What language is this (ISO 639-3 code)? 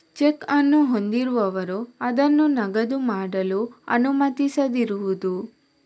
kan